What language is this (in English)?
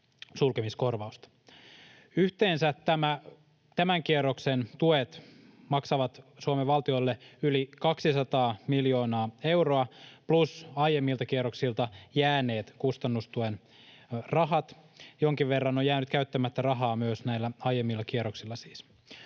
Finnish